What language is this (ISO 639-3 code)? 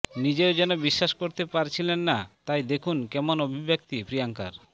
ben